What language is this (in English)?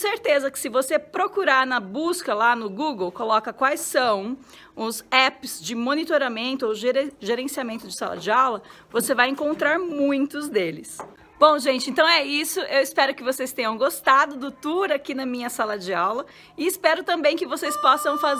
Portuguese